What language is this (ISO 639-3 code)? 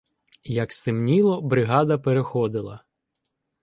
ukr